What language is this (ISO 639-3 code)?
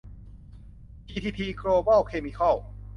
tha